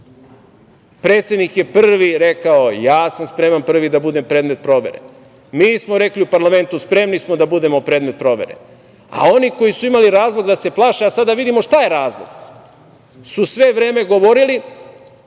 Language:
Serbian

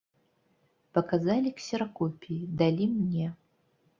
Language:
Belarusian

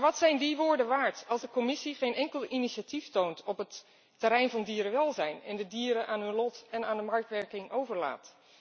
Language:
Dutch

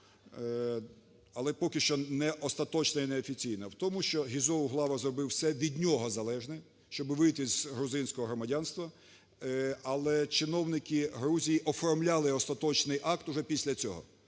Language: Ukrainian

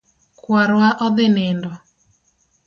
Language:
Luo (Kenya and Tanzania)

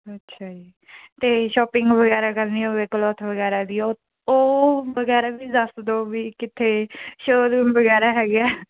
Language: Punjabi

